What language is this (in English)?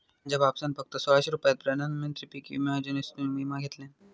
Marathi